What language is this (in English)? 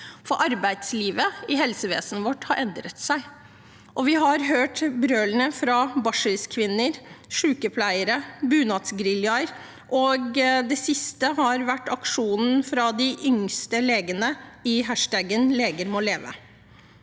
Norwegian